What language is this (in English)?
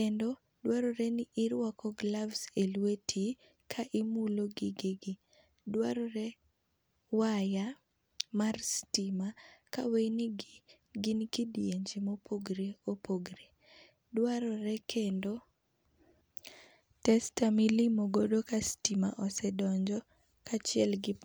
Luo (Kenya and Tanzania)